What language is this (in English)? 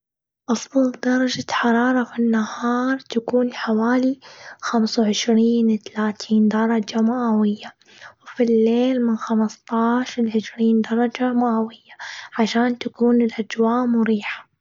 Gulf Arabic